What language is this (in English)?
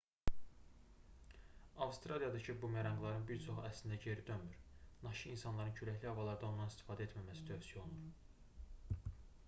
Azerbaijani